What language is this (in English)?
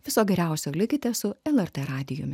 Lithuanian